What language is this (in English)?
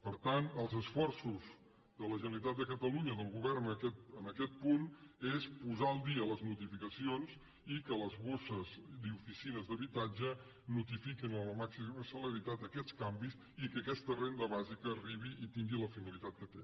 Catalan